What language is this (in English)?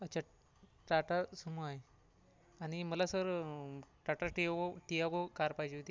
Marathi